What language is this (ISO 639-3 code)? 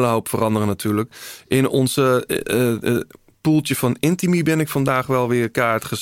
nld